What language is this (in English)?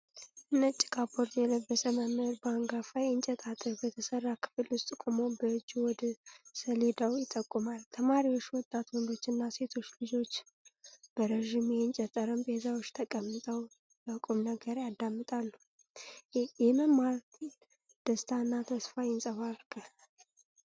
Amharic